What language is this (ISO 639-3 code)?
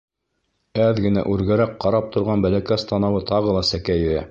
bak